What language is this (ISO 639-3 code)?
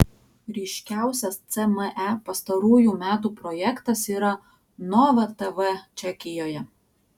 lit